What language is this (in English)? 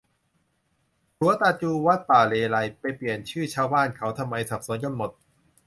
Thai